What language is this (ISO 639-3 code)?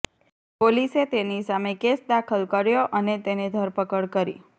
guj